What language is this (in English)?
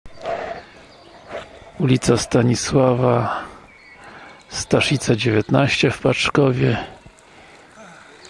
Polish